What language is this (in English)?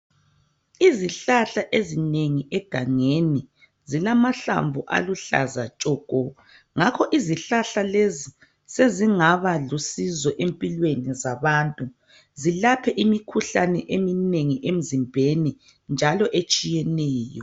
North Ndebele